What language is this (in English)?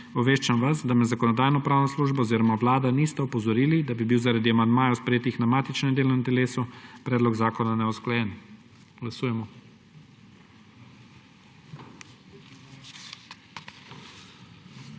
Slovenian